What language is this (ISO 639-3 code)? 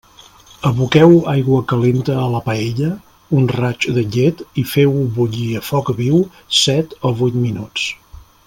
cat